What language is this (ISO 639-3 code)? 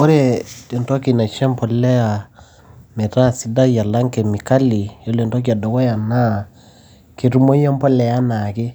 mas